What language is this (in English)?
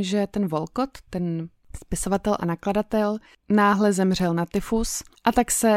Czech